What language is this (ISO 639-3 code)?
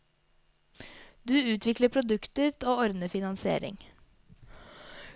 nor